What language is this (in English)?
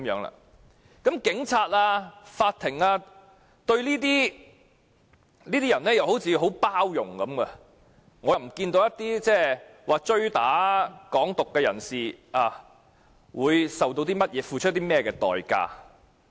Cantonese